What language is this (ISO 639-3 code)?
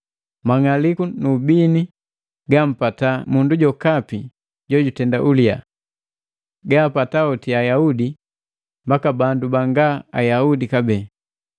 mgv